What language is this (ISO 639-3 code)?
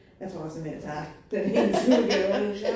dan